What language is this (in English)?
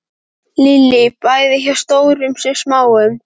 Icelandic